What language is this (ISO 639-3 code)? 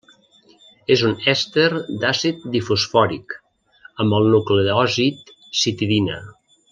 cat